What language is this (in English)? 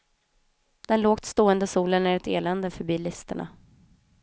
Swedish